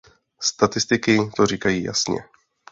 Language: Czech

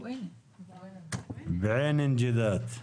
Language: Hebrew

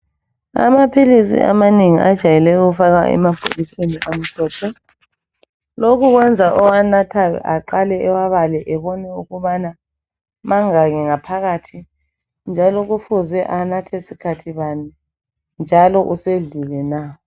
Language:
North Ndebele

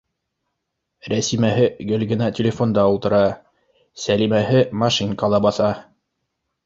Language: Bashkir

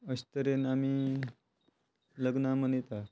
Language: Konkani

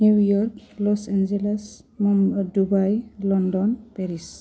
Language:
Bodo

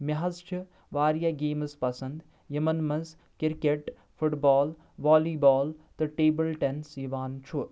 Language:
Kashmiri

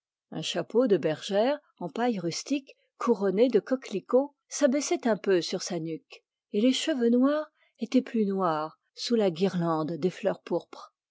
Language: French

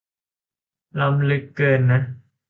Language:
Thai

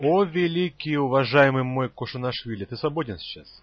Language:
Russian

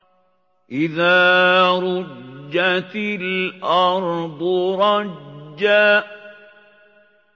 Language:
Arabic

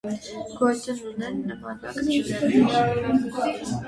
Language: Armenian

